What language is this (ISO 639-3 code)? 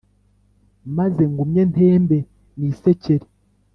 kin